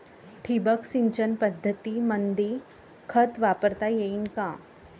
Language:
Marathi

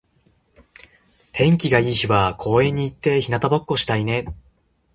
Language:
Japanese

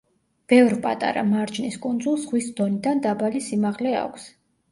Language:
Georgian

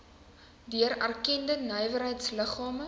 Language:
Afrikaans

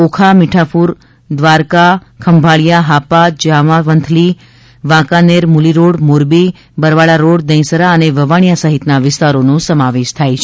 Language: Gujarati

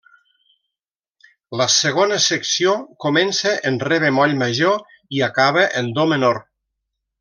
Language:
Catalan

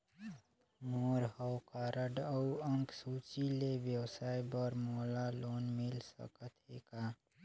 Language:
Chhattisgarhi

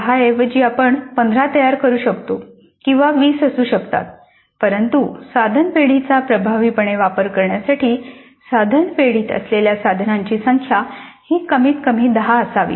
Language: Marathi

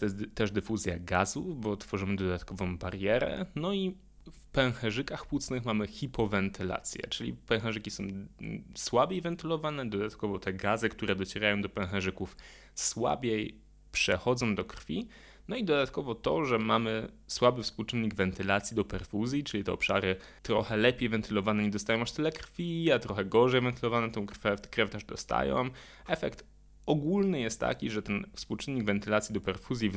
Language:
Polish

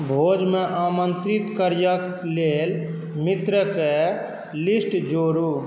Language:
Maithili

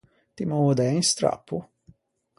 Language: Ligurian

